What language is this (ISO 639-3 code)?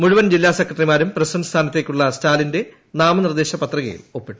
mal